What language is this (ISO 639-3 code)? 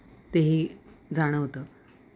mar